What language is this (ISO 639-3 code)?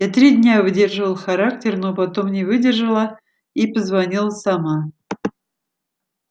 rus